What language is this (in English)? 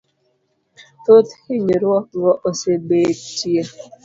Luo (Kenya and Tanzania)